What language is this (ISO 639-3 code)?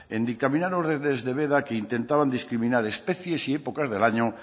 spa